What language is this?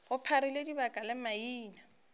Northern Sotho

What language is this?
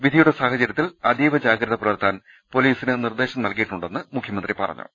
Malayalam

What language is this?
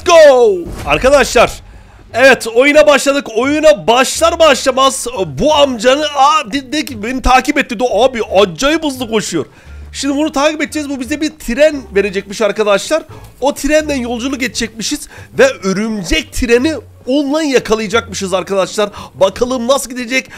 Turkish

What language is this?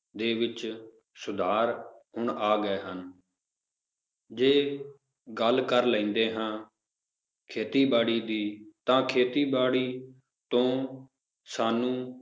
Punjabi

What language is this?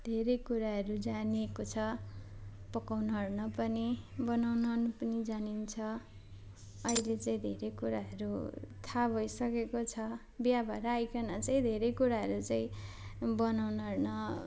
Nepali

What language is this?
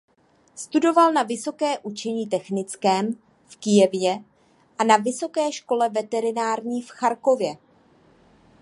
Czech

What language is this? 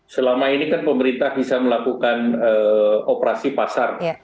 Indonesian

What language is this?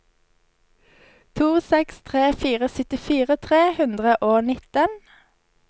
Norwegian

